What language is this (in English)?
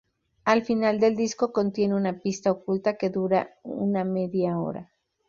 Spanish